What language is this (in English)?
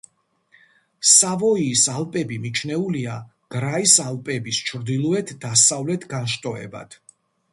Georgian